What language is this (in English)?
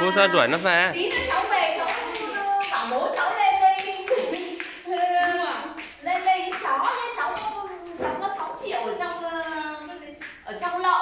Vietnamese